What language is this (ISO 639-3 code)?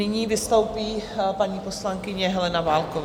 ces